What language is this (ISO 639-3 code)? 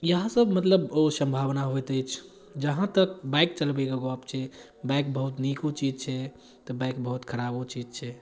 mai